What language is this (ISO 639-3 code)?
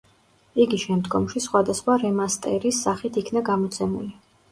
kat